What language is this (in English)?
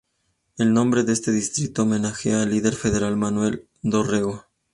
Spanish